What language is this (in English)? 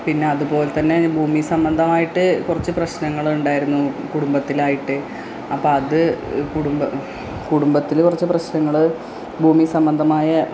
Malayalam